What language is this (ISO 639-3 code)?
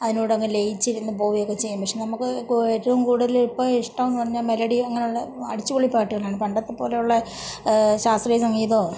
mal